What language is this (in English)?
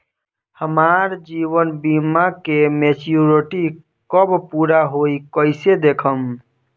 Bhojpuri